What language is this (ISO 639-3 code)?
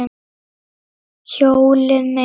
isl